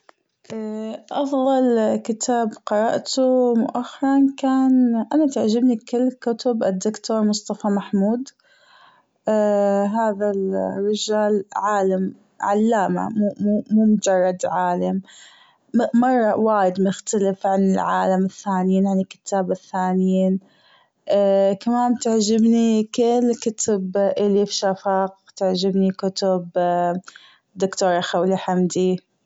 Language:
Gulf Arabic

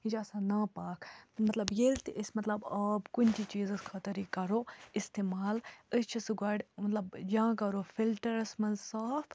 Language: Kashmiri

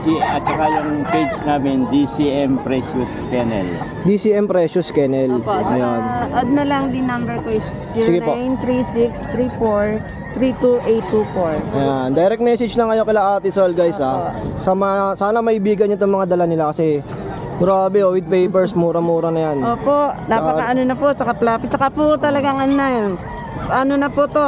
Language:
Filipino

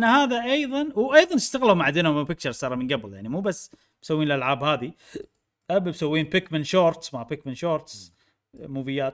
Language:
Arabic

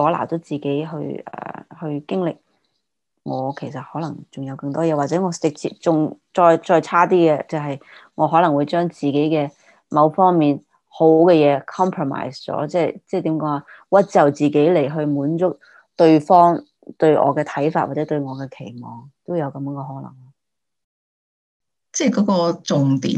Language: Chinese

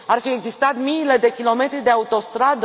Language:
Romanian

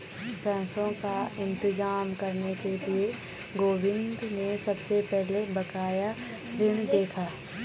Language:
Hindi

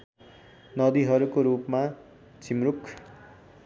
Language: Nepali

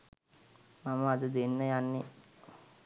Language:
Sinhala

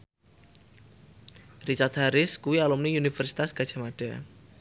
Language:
Javanese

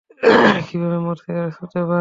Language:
Bangla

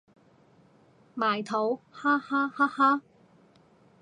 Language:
Cantonese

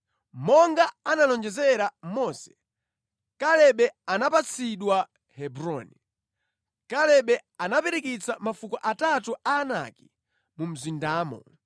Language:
Nyanja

